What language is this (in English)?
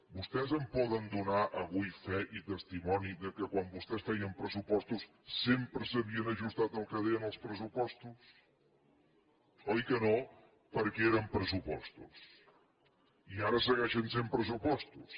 Catalan